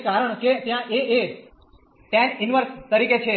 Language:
Gujarati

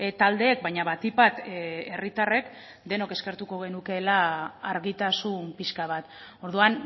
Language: Basque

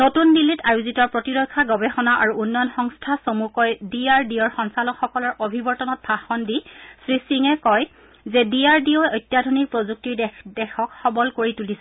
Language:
Assamese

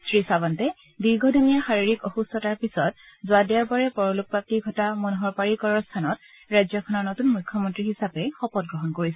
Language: Assamese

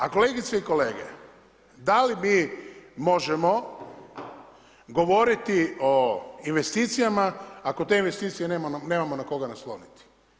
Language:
Croatian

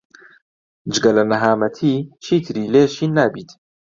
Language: Central Kurdish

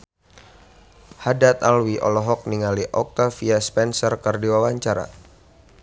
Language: Sundanese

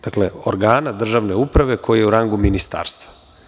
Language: Serbian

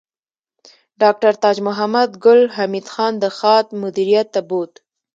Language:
Pashto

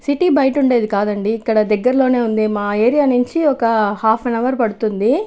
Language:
Telugu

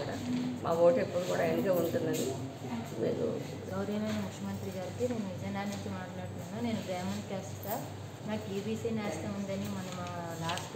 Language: Romanian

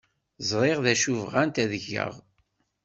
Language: Kabyle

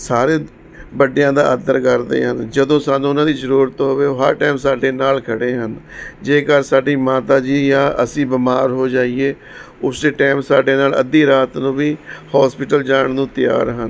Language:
Punjabi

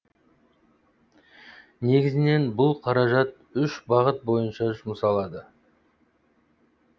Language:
Kazakh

